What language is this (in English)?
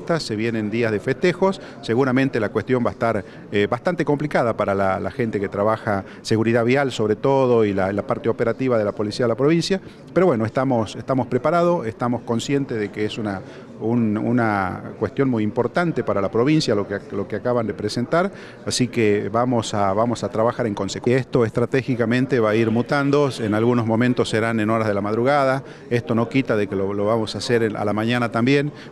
Spanish